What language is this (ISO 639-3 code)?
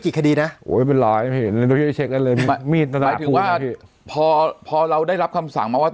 tha